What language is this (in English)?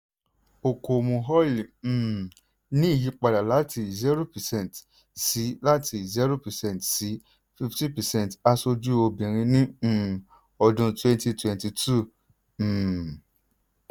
Yoruba